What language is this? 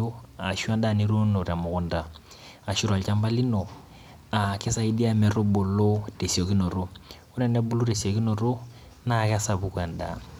Masai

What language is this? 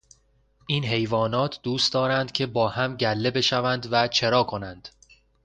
Persian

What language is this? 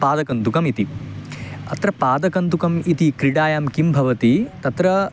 Sanskrit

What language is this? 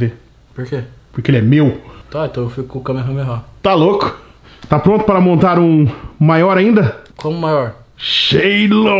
Portuguese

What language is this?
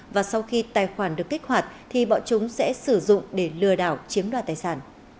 Vietnamese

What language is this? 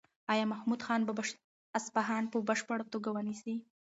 Pashto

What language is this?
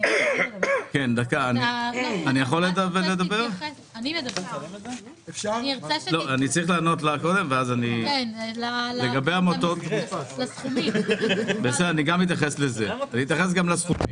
Hebrew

